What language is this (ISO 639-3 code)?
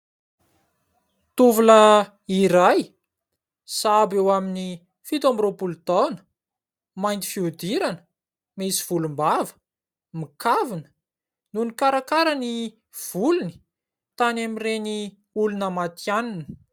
mlg